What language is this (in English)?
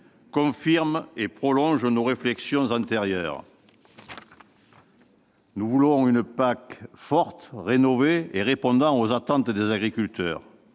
French